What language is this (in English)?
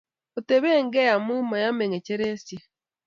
Kalenjin